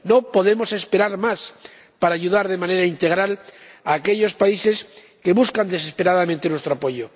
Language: Spanish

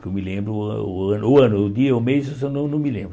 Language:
Portuguese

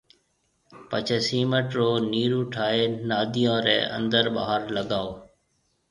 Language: Marwari (Pakistan)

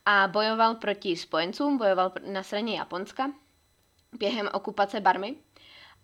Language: Czech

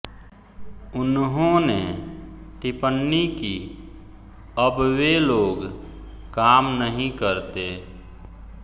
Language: Hindi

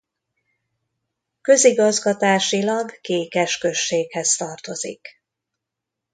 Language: Hungarian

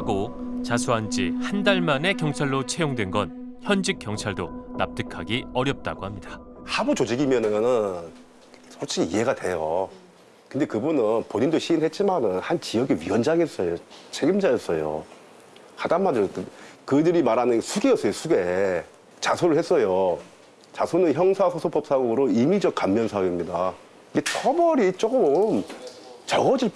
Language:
Korean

